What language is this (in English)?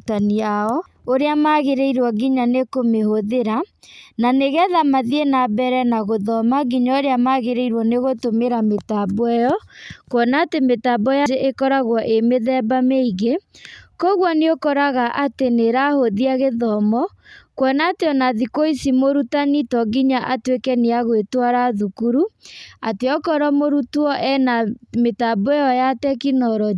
Kikuyu